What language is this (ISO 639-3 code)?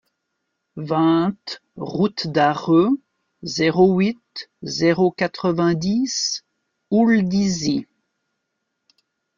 fra